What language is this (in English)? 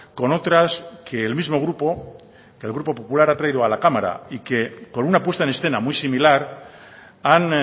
Spanish